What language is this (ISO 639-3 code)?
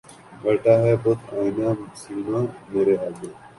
urd